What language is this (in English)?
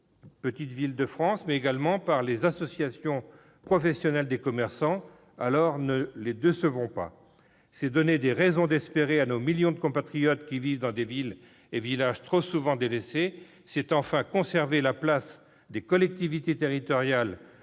French